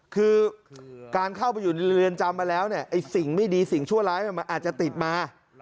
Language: Thai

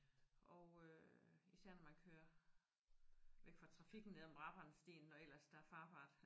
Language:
Danish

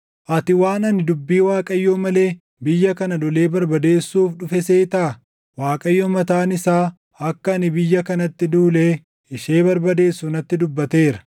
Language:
Oromo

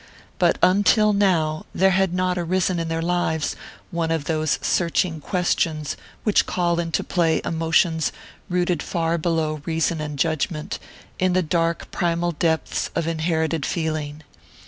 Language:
English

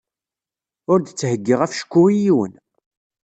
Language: Kabyle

